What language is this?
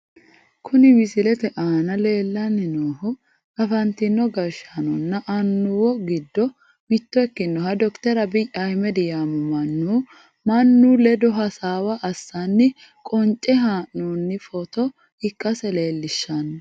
Sidamo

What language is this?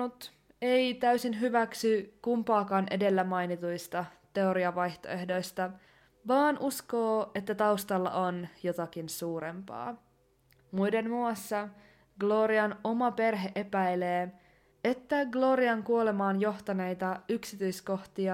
Finnish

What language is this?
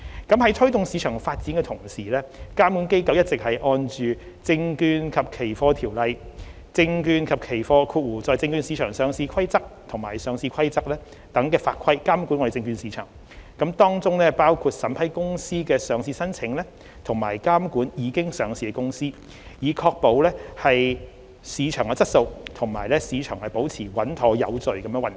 Cantonese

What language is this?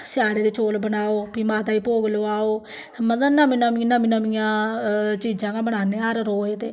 Dogri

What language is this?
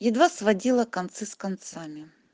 Russian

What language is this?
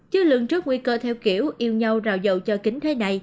Vietnamese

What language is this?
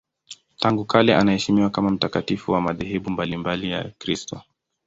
Swahili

